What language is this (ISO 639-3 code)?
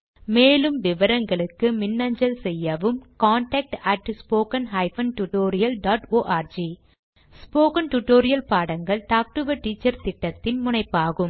tam